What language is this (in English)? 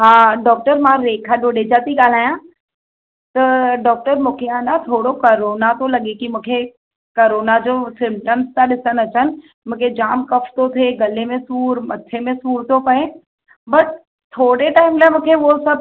Sindhi